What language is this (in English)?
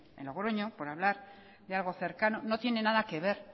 Spanish